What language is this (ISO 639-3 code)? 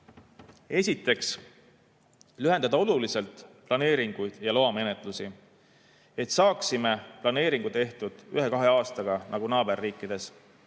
est